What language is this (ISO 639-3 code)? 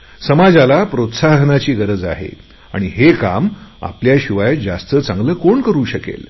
mar